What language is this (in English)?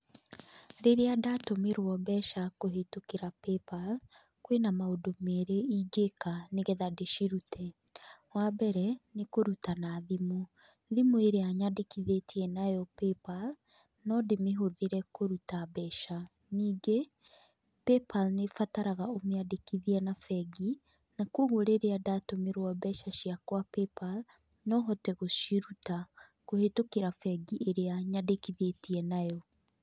Kikuyu